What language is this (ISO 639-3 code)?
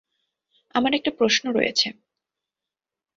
ben